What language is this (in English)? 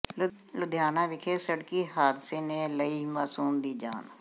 Punjabi